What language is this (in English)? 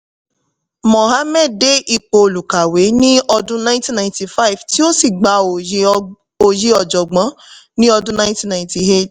Yoruba